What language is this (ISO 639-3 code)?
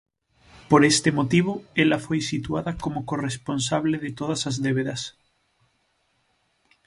glg